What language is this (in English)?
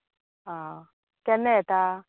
Konkani